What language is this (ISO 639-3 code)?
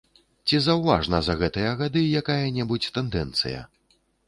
bel